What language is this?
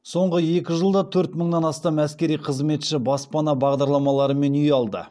Kazakh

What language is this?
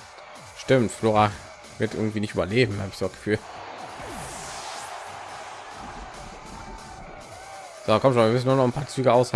German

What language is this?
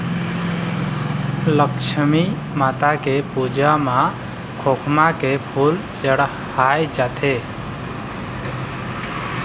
Chhattisgarhi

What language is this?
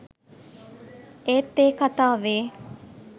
Sinhala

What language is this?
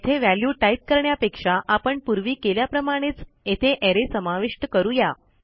Marathi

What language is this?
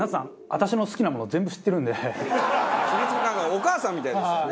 Japanese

